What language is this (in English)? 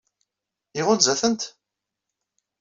Kabyle